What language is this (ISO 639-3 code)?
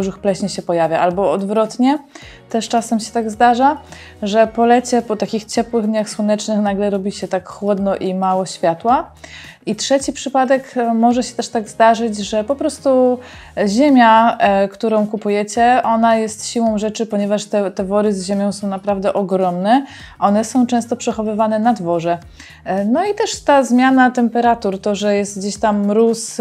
pol